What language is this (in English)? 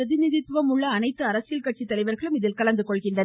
Tamil